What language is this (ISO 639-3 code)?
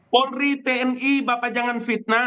ind